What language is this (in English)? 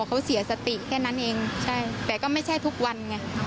Thai